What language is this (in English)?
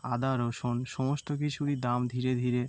Bangla